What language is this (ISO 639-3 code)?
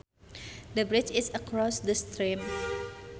sun